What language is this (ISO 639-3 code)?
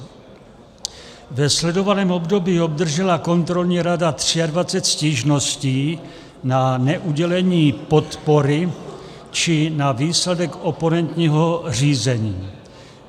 ces